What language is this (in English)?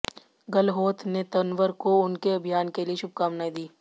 Hindi